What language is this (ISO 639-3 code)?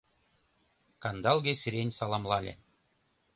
chm